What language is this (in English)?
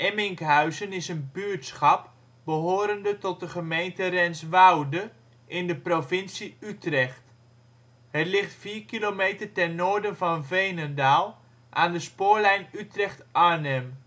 Dutch